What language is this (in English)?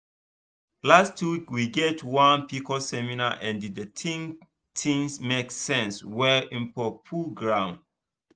Nigerian Pidgin